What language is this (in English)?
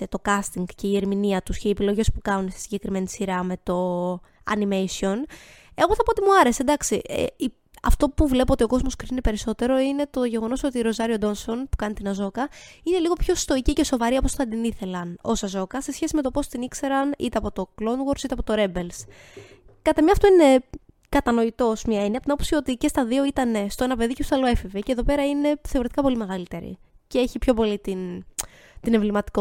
Greek